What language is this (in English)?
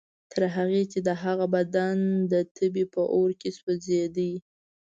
Pashto